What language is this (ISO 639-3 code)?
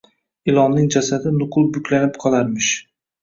uzb